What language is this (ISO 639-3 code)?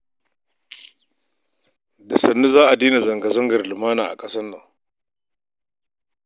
hau